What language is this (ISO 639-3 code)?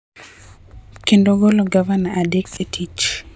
luo